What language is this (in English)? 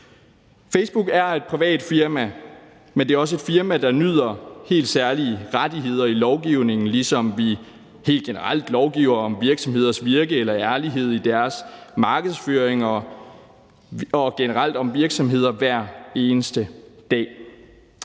Danish